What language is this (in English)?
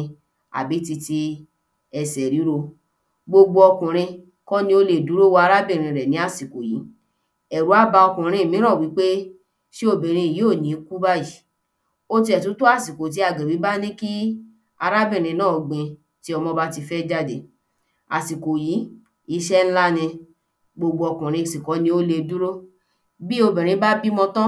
Yoruba